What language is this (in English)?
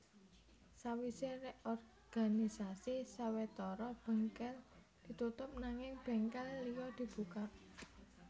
Javanese